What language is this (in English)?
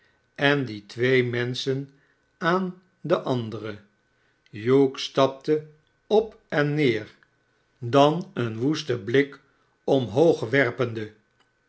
Dutch